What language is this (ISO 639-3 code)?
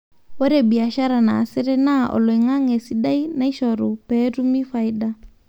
mas